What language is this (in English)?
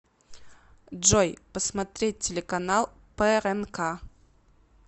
Russian